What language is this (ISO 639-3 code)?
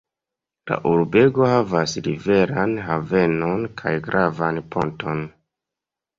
epo